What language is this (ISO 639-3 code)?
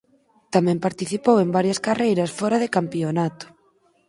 glg